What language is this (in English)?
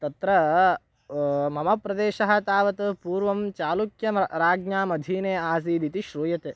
Sanskrit